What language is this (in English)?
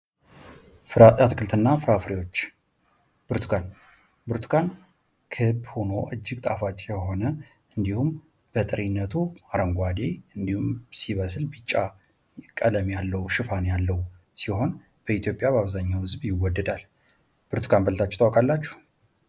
Amharic